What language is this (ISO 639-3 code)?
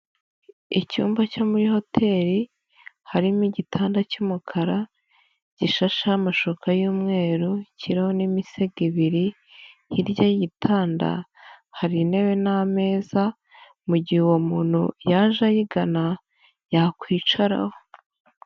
kin